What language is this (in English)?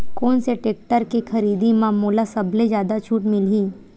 Chhattisgarhi